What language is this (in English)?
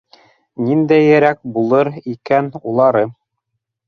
Bashkir